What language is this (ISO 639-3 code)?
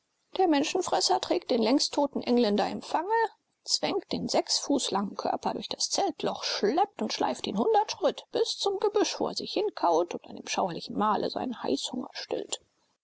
deu